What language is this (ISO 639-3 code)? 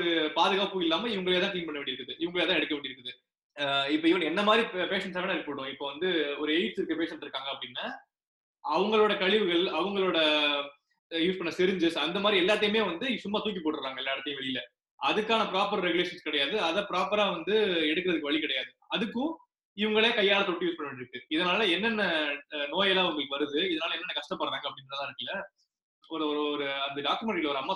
tam